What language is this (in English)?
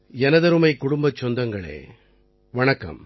Tamil